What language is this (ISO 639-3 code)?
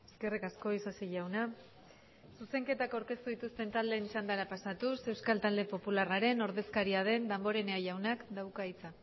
eus